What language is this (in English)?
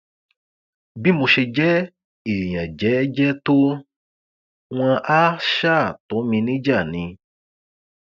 Yoruba